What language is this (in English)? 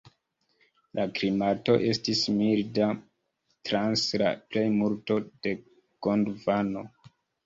Esperanto